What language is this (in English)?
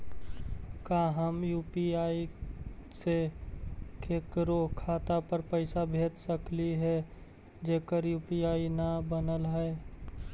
Magahi